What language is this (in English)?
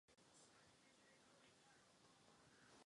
Czech